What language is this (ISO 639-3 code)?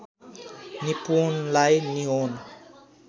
nep